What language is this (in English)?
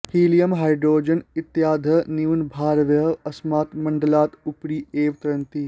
Sanskrit